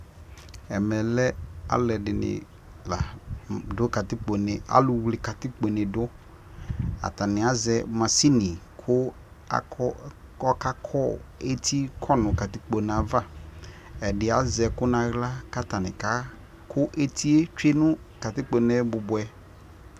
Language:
Ikposo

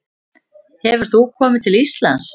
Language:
Icelandic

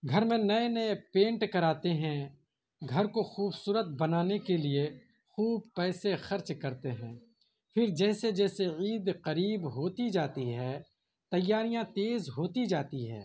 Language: Urdu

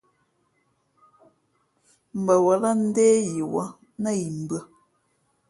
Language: Fe'fe'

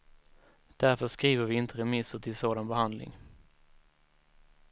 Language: Swedish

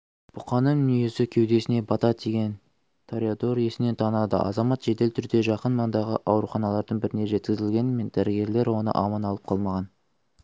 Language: Kazakh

